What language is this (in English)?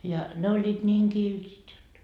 Finnish